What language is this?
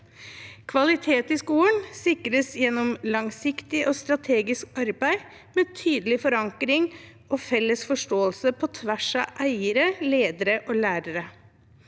Norwegian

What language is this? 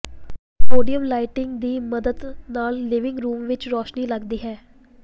Punjabi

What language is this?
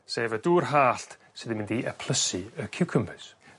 Welsh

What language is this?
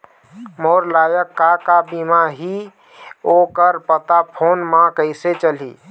Chhattisgarhi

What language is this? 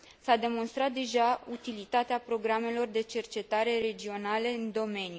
Romanian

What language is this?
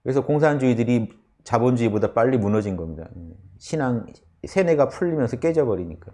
Korean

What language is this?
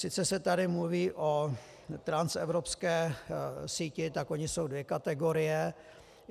Czech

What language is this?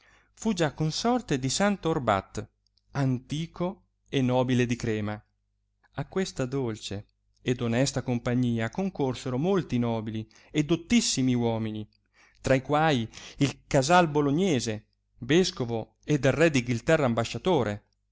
Italian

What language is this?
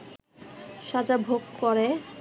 Bangla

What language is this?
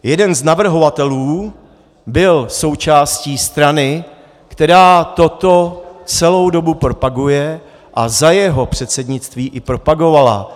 Czech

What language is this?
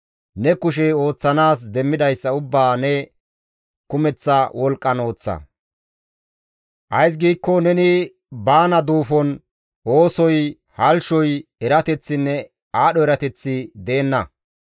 Gamo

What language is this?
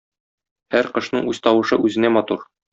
Tatar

